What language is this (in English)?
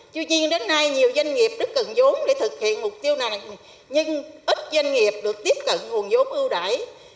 Vietnamese